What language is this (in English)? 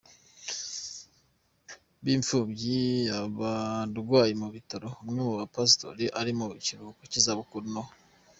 Kinyarwanda